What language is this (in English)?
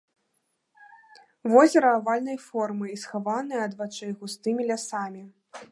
Belarusian